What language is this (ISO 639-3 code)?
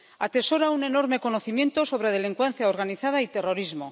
spa